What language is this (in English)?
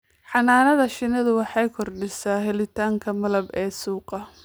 Somali